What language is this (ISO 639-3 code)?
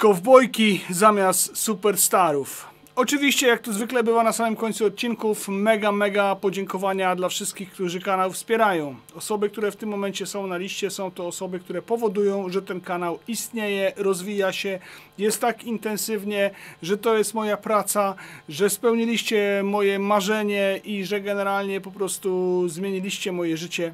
pol